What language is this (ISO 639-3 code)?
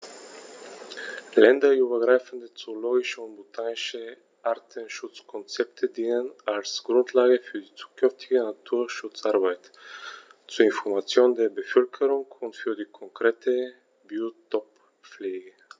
deu